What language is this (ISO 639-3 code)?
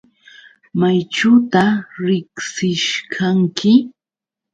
qux